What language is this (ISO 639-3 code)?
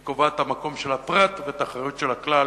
heb